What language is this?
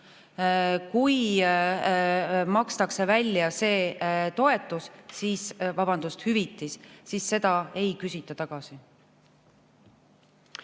Estonian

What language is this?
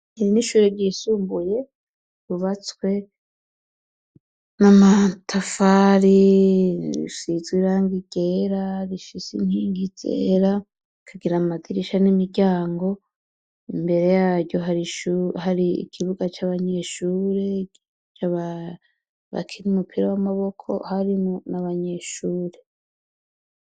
Rundi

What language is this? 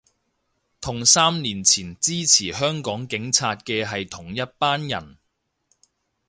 Cantonese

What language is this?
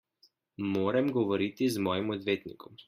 Slovenian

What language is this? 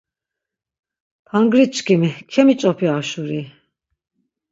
Laz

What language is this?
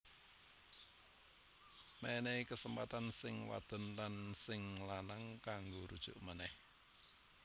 Javanese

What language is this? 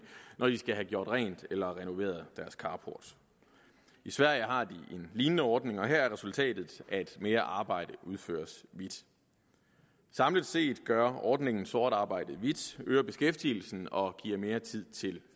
Danish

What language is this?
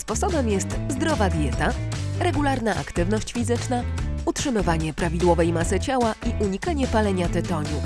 Polish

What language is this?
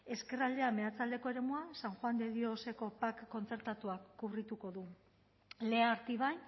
Basque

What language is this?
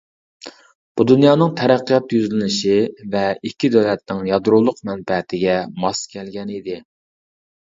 Uyghur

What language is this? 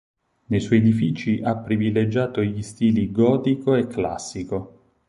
Italian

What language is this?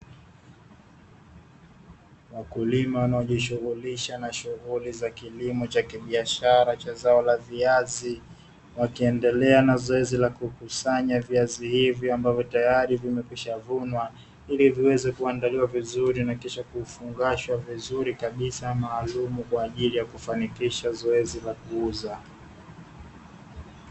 Swahili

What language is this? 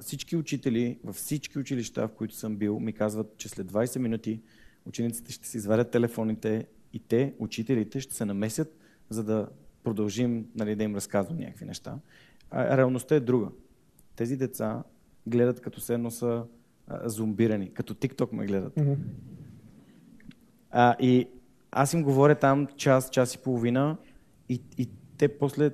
Bulgarian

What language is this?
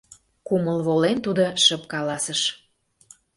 Mari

